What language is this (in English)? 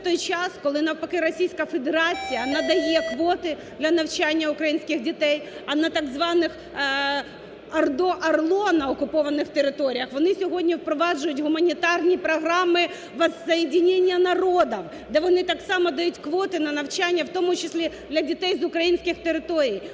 Ukrainian